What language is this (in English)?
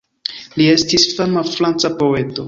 Esperanto